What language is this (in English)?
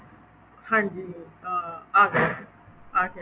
Punjabi